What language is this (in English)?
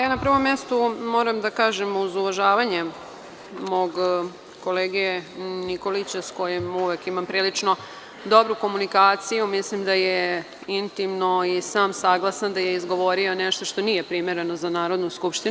Serbian